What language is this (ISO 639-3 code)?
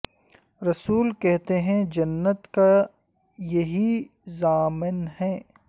urd